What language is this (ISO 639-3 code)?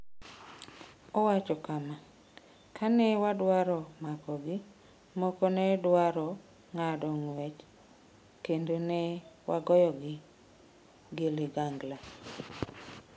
luo